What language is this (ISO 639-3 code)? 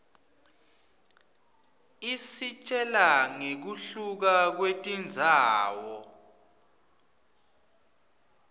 ssw